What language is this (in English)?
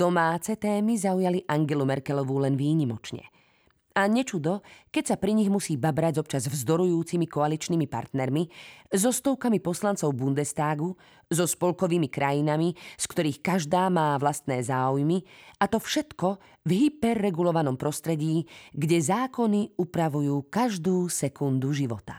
Slovak